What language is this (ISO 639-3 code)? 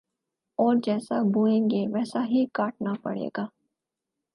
urd